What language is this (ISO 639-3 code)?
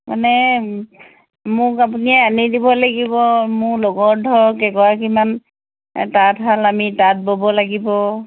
asm